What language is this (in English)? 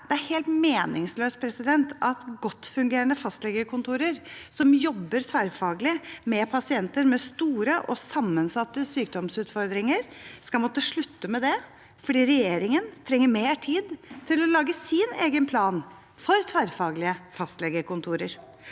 Norwegian